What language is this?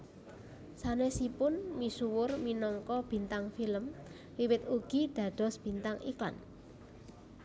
Javanese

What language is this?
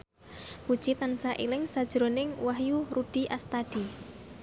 Javanese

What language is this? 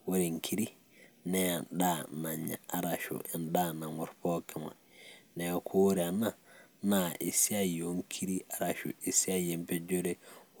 Masai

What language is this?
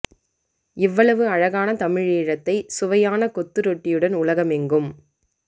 Tamil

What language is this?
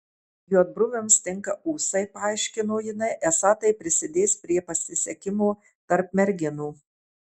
Lithuanian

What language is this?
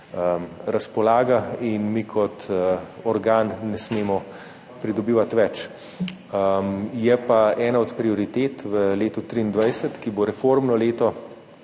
Slovenian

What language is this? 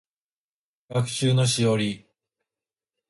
Japanese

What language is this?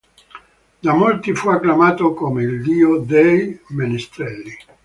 Italian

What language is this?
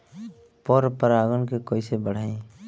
Bhojpuri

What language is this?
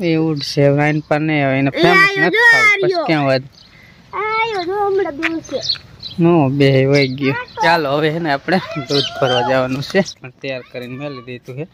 Gujarati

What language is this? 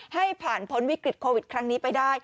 Thai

